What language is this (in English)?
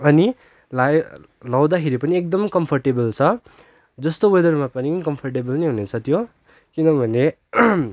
Nepali